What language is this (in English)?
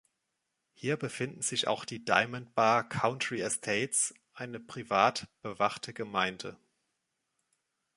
German